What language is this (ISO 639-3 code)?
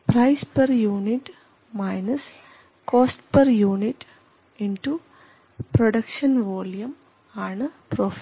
mal